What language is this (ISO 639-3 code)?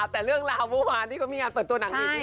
tha